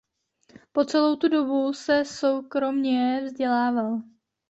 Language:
Czech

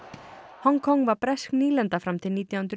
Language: Icelandic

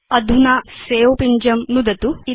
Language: Sanskrit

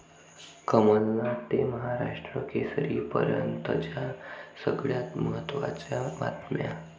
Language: Marathi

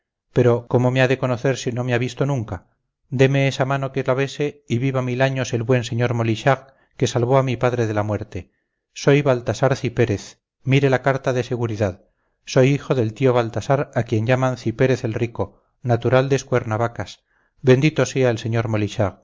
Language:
Spanish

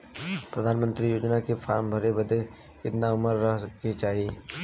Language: Bhojpuri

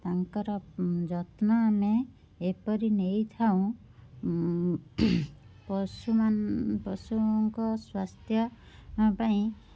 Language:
Odia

